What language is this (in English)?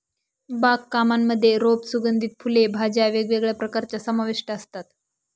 Marathi